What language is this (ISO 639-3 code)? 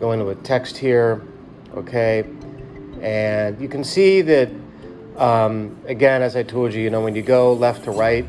eng